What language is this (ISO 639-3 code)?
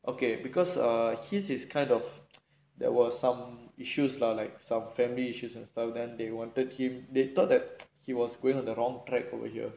eng